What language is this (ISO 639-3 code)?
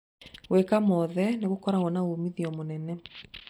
kik